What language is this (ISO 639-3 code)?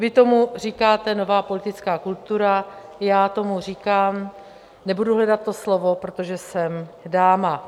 ces